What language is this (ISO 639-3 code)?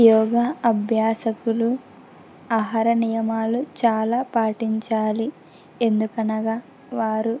tel